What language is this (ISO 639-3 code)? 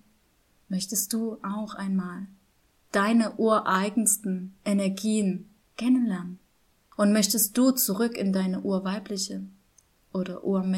deu